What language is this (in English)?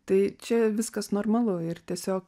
Lithuanian